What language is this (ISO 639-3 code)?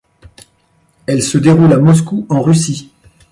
fra